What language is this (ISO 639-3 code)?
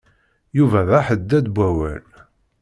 kab